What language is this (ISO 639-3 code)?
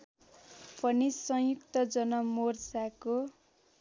nep